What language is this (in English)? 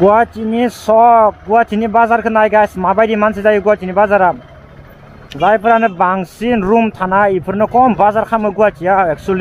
Romanian